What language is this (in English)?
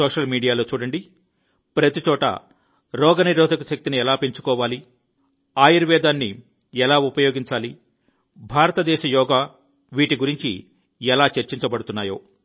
Telugu